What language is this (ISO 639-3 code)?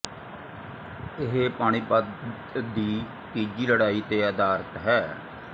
pan